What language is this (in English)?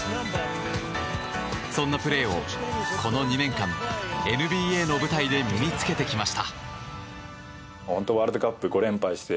Japanese